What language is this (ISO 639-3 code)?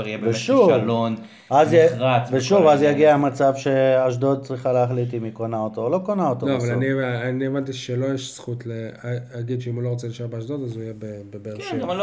heb